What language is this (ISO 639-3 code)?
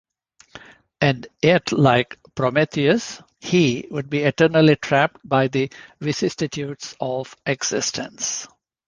eng